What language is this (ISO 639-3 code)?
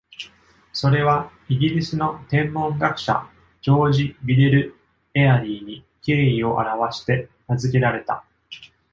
jpn